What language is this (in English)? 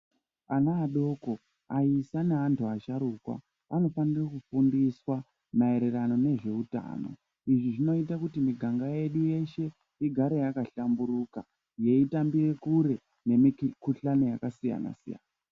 Ndau